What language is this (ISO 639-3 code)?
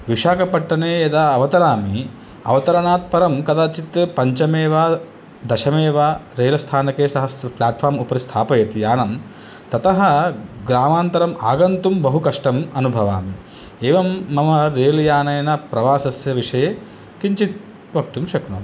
san